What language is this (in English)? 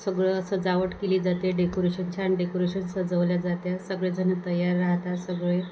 Marathi